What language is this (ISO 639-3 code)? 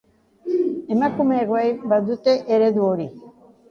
eus